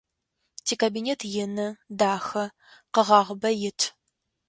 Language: Adyghe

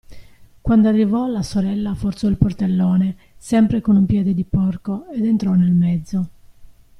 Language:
Italian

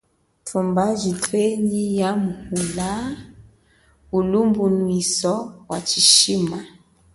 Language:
Chokwe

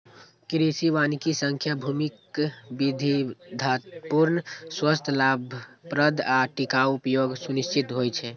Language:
Maithili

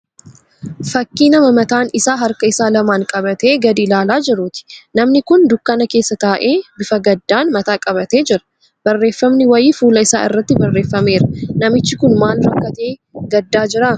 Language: Oromo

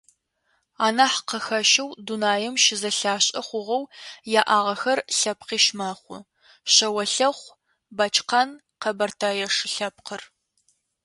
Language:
Adyghe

